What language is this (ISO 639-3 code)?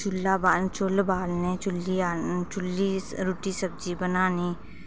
doi